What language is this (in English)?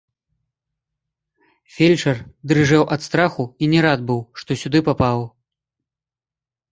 Belarusian